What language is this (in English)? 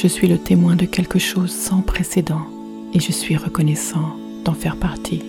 French